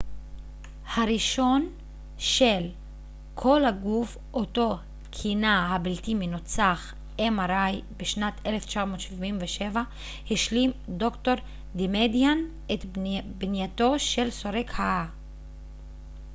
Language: Hebrew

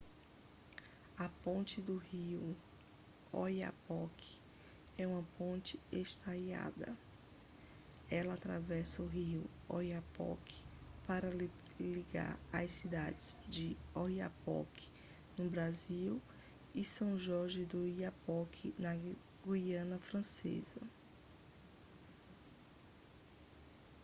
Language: Portuguese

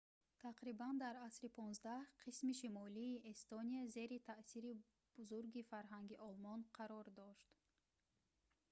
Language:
Tajik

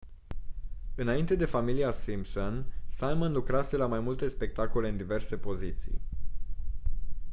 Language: Romanian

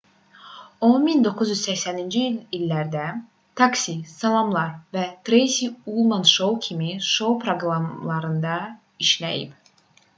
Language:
Azerbaijani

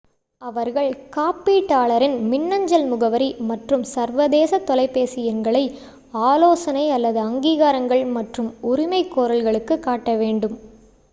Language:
Tamil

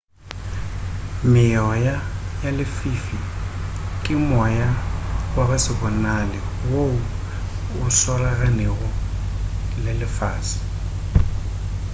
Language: Northern Sotho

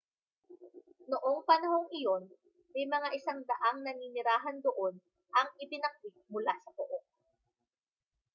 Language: Filipino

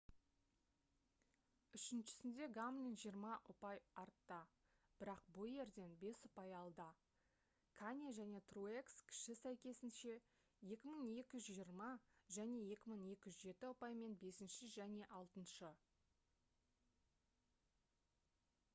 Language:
Kazakh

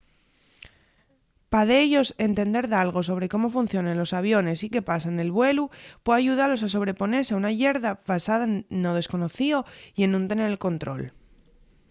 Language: Asturian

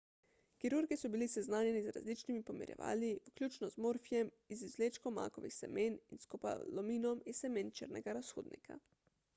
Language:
Slovenian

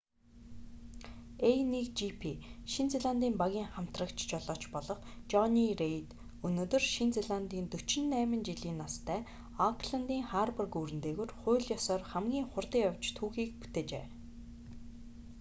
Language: Mongolian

